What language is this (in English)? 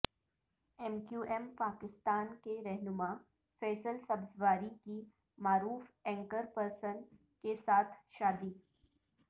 Urdu